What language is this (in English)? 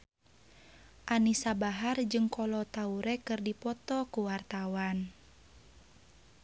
Sundanese